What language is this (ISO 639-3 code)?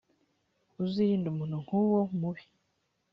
kin